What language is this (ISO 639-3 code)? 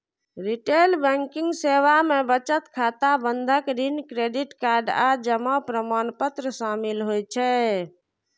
mai